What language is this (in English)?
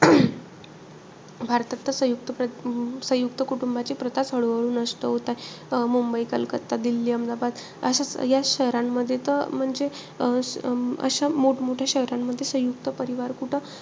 Marathi